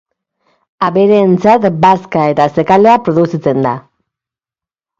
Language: Basque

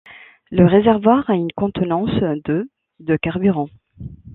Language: French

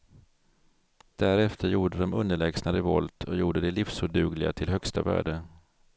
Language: Swedish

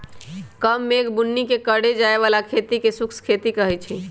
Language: Magahi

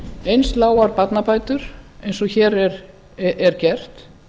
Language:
Icelandic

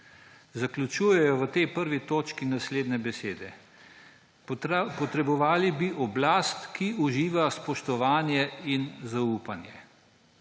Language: Slovenian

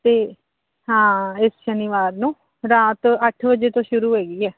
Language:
Punjabi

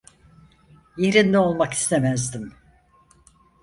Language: Turkish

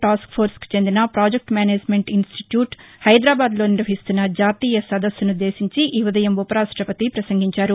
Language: Telugu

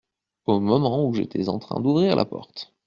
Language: French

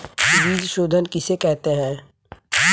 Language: Hindi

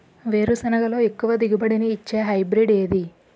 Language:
Telugu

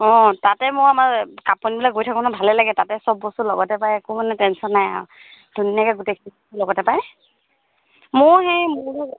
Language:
Assamese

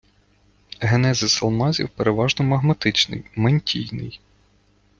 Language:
Ukrainian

